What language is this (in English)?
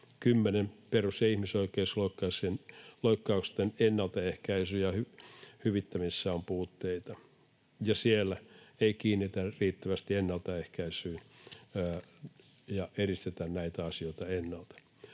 Finnish